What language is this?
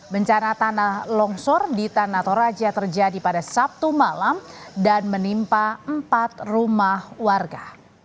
Indonesian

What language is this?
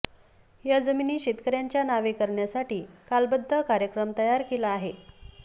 Marathi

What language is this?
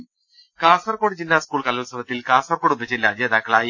Malayalam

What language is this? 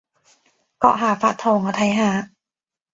Cantonese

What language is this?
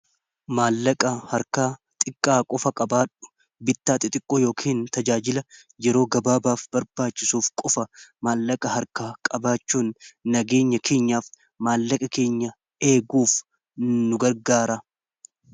Oromo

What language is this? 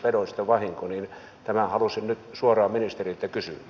Finnish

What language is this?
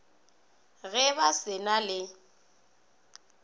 Northern Sotho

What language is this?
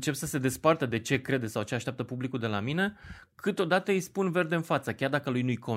Romanian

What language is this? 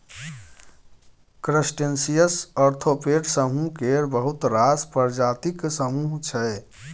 Maithili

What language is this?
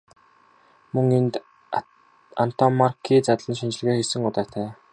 Mongolian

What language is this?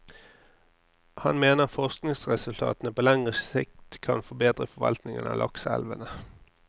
Norwegian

